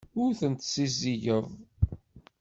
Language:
Kabyle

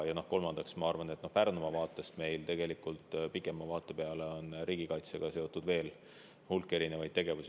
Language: Estonian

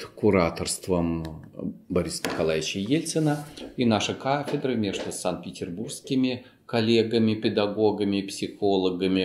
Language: Russian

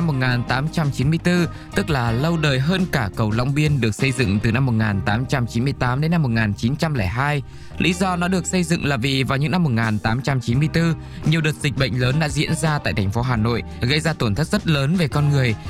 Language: Vietnamese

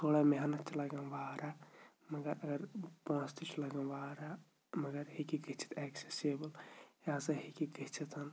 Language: Kashmiri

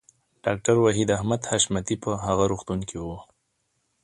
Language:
Pashto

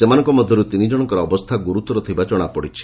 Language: Odia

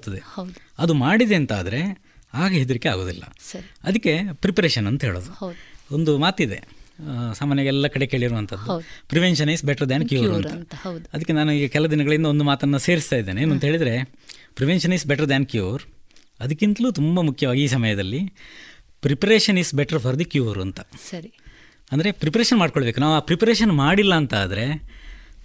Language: Kannada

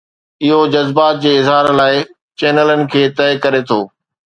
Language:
Sindhi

